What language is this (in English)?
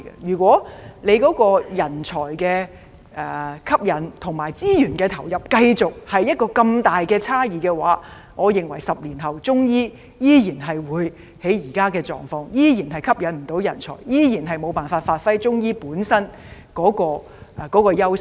Cantonese